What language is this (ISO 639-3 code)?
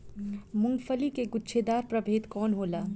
bho